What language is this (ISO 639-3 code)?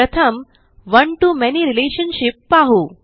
mar